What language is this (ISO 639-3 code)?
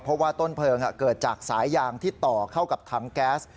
tha